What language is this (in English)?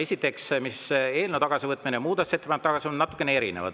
Estonian